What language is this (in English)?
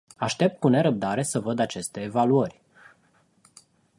Romanian